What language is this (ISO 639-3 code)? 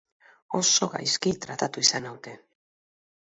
eus